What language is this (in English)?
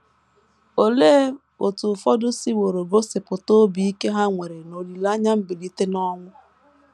Igbo